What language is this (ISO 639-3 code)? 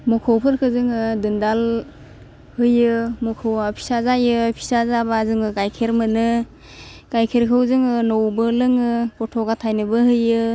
brx